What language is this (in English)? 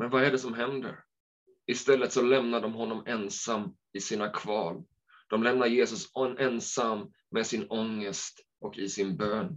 Swedish